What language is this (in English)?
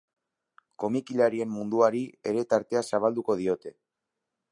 Basque